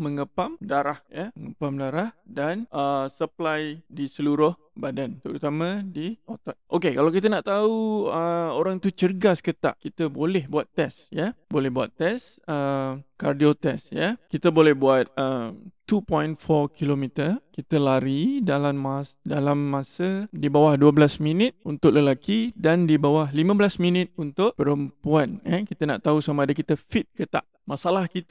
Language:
Malay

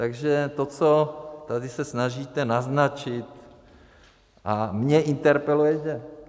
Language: Czech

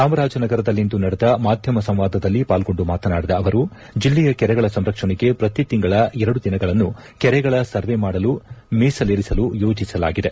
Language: Kannada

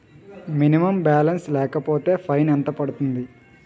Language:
Telugu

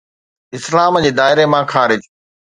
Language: Sindhi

